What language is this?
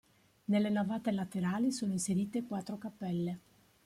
Italian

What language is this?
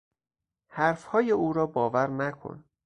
Persian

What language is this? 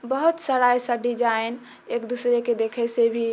Maithili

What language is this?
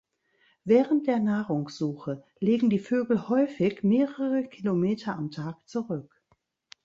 German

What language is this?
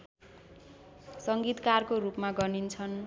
Nepali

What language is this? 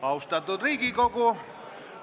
Estonian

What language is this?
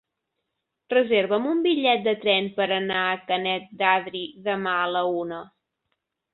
Catalan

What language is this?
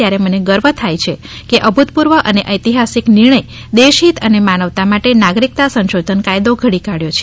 Gujarati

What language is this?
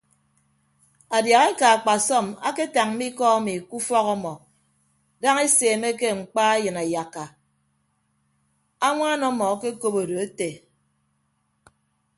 Ibibio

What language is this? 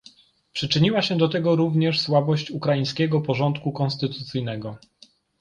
Polish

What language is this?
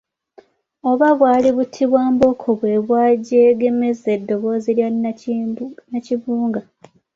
Ganda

